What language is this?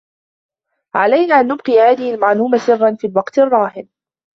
Arabic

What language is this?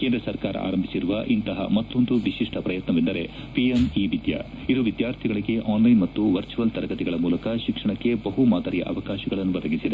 Kannada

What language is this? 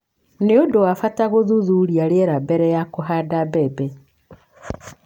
Kikuyu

